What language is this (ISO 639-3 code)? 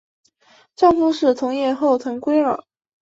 zho